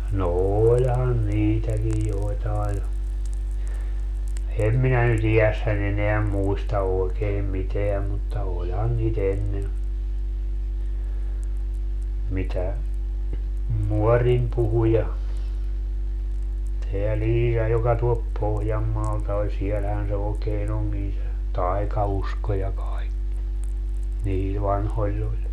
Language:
Finnish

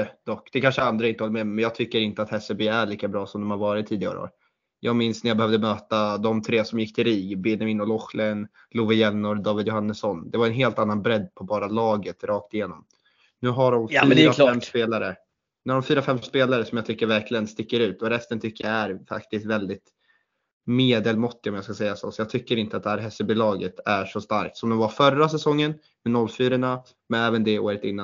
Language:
Swedish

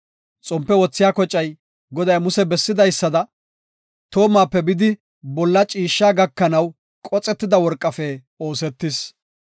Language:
Gofa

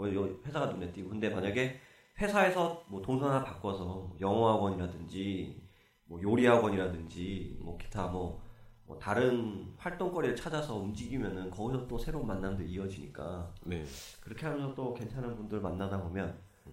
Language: Korean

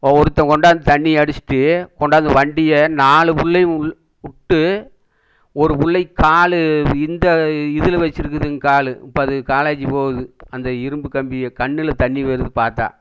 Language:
Tamil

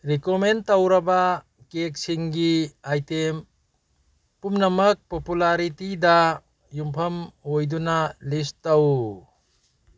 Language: Manipuri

